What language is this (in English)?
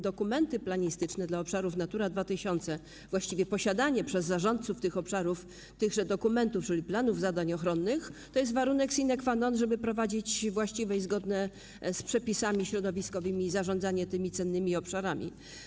Polish